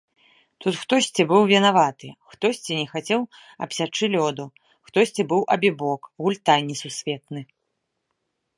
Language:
Belarusian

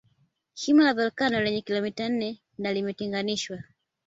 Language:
Swahili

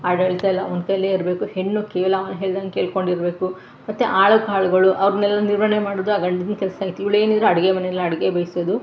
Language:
Kannada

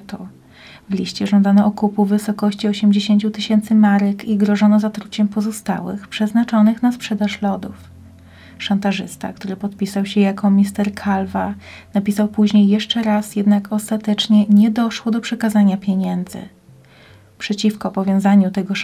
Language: Polish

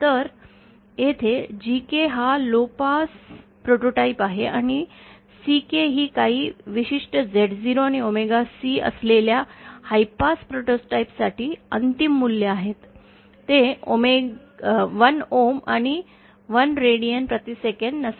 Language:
Marathi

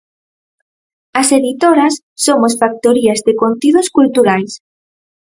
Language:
Galician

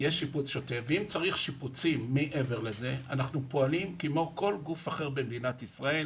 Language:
Hebrew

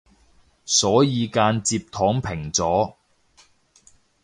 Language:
Cantonese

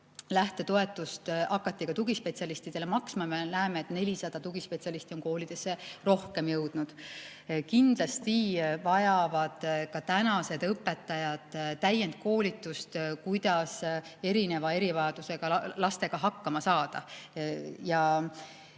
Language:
Estonian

